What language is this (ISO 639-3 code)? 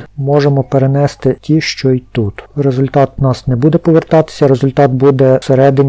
ukr